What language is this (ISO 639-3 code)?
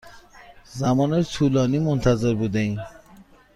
fas